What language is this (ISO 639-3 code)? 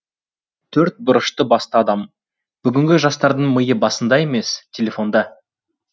kaz